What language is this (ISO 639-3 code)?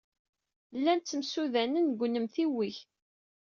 kab